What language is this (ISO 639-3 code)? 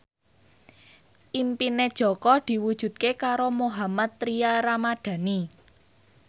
jav